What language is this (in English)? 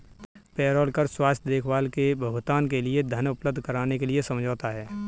Hindi